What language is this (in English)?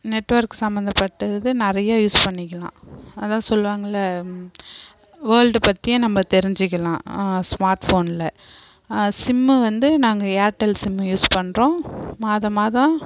Tamil